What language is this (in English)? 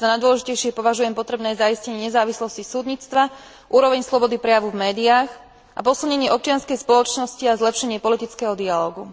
Slovak